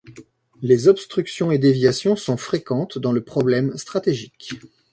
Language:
French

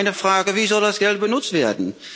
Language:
German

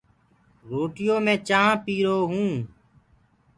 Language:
Gurgula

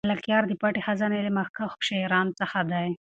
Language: Pashto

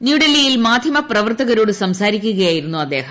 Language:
Malayalam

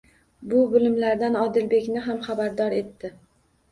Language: Uzbek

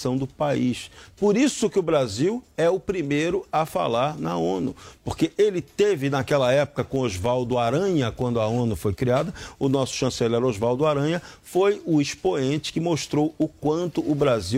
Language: Portuguese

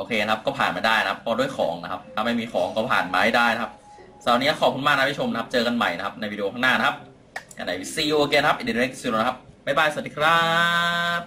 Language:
Thai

